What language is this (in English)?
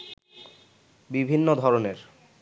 Bangla